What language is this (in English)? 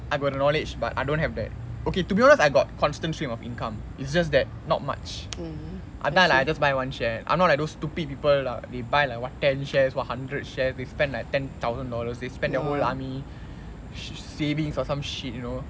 English